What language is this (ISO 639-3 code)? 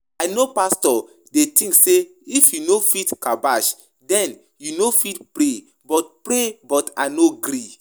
pcm